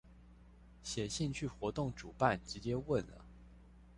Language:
Chinese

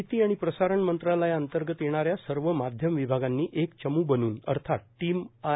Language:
Marathi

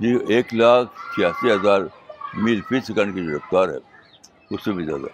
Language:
Urdu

